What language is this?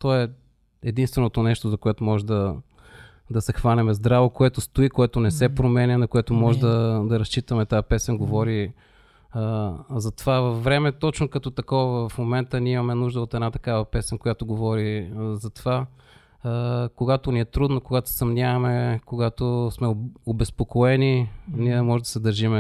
Bulgarian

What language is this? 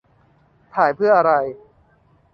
Thai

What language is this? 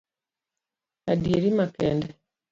Luo (Kenya and Tanzania)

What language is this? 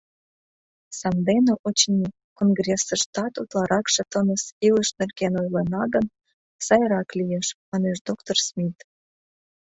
Mari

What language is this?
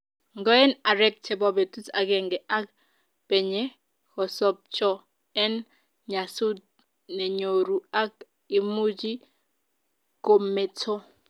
Kalenjin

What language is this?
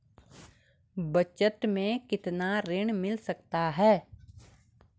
Hindi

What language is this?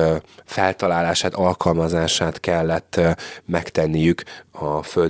Hungarian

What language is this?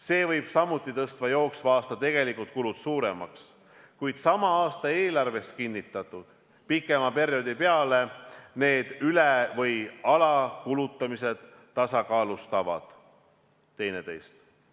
Estonian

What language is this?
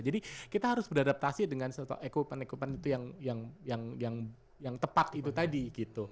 Indonesian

